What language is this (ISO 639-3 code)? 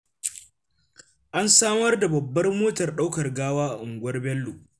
hau